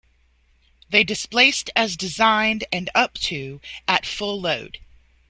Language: English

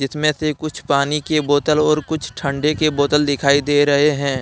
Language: Hindi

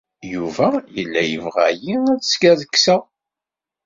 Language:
Kabyle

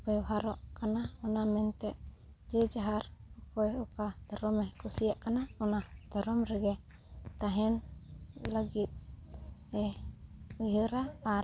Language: Santali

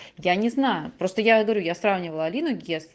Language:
Russian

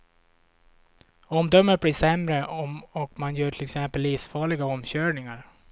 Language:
Swedish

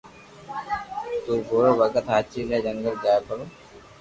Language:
Loarki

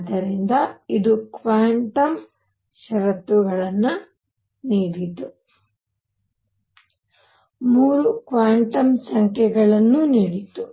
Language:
Kannada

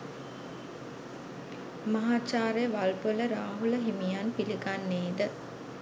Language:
Sinhala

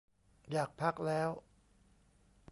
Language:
Thai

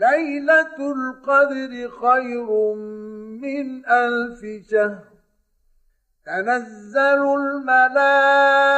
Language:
Arabic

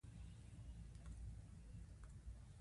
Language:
Pashto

